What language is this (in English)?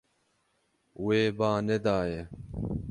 Kurdish